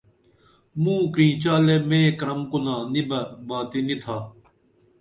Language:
Dameli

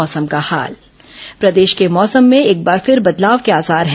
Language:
Hindi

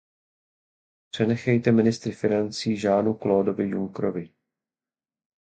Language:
Czech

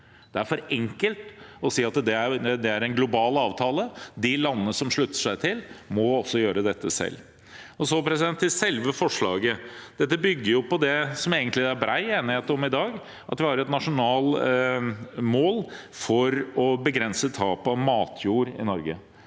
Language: Norwegian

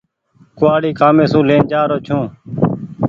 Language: Goaria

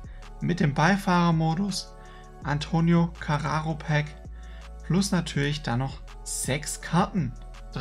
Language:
German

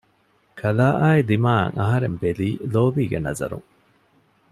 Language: Divehi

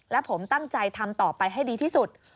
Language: Thai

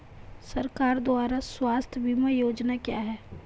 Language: Hindi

